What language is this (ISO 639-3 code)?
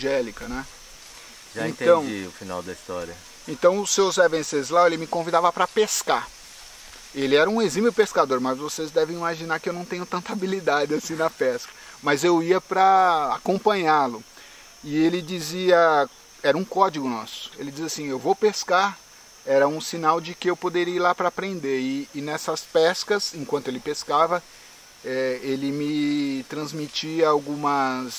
por